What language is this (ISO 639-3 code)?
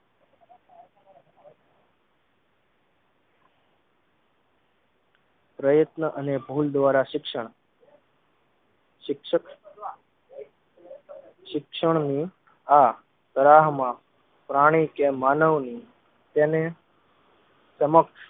guj